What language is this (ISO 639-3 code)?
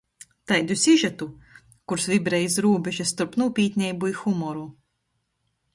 ltg